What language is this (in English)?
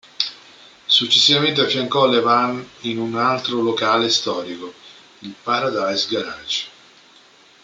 Italian